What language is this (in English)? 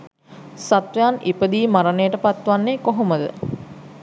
Sinhala